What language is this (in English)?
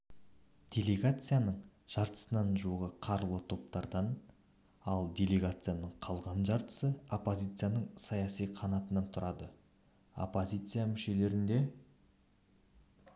Kazakh